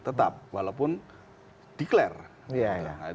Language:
Indonesian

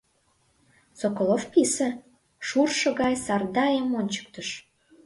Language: Mari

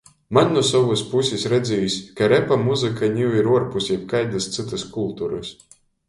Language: Latgalian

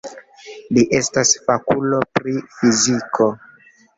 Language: Esperanto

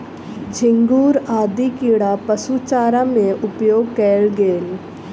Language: Maithili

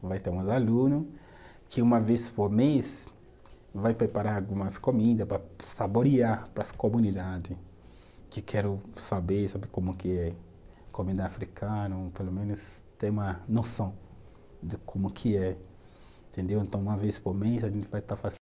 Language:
Portuguese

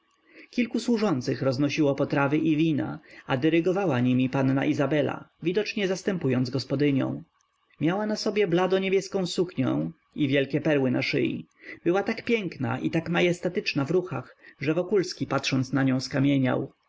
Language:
Polish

